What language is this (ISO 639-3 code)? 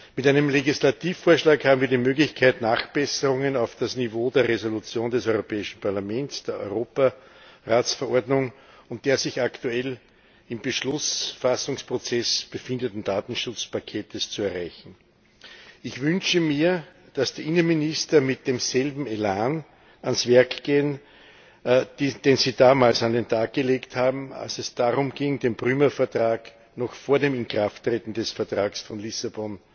deu